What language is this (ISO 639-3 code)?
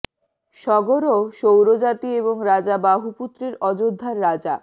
ben